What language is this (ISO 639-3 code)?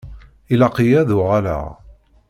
kab